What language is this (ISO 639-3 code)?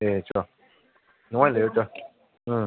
mni